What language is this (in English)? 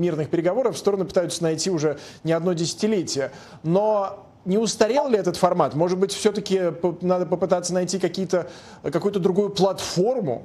Russian